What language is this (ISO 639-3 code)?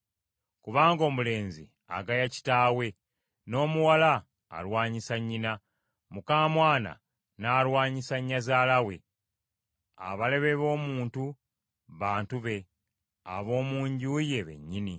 lug